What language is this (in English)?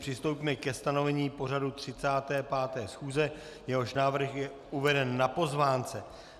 Czech